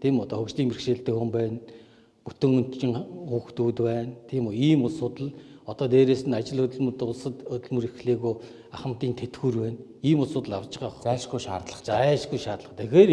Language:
Korean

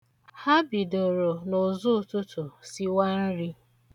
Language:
Igbo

